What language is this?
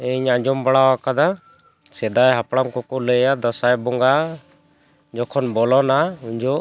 Santali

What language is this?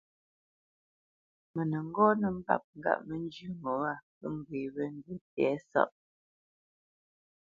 Bamenyam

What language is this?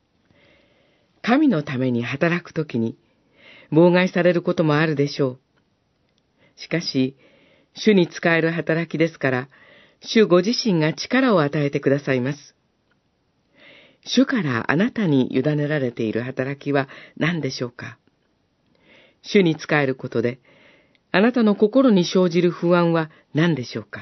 Japanese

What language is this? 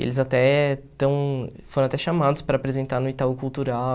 Portuguese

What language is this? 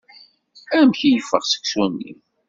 Kabyle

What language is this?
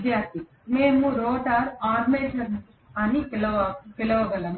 Telugu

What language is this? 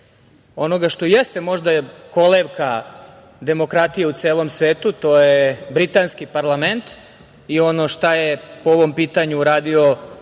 Serbian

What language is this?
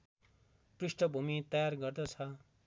Nepali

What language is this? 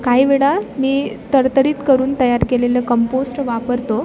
Marathi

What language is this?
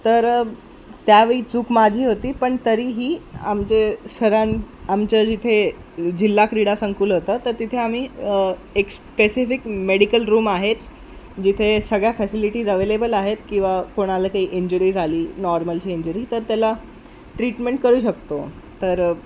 Marathi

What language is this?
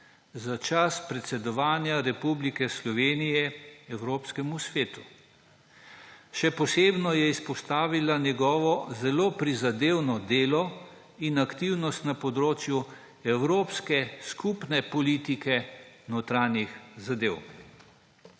Slovenian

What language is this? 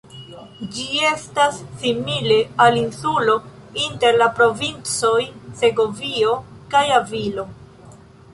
Esperanto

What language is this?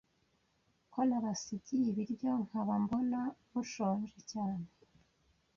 Kinyarwanda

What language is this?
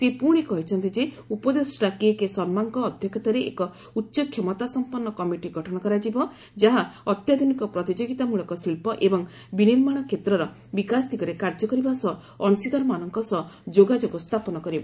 Odia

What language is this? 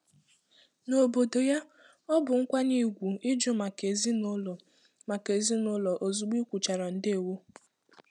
Igbo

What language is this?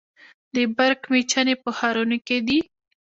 Pashto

